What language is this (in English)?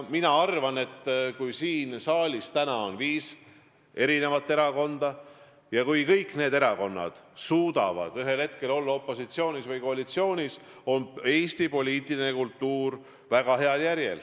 Estonian